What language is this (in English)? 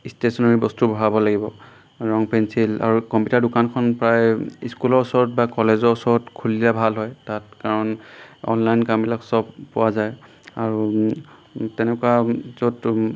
Assamese